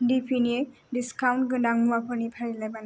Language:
Bodo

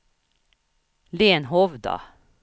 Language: Swedish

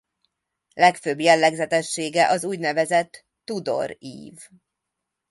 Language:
Hungarian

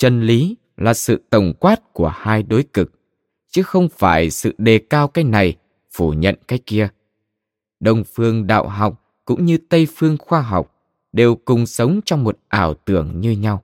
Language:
Vietnamese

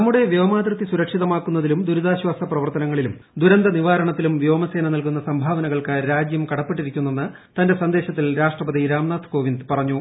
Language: Malayalam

